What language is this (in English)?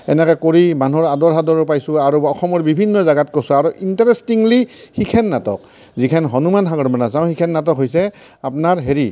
Assamese